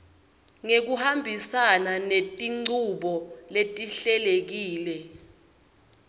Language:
Swati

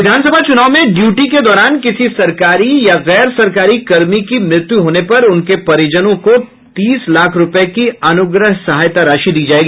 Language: Hindi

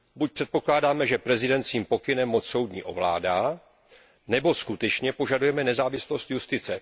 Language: Czech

